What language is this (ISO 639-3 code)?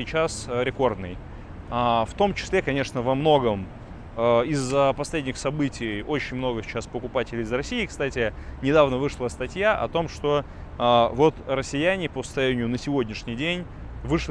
rus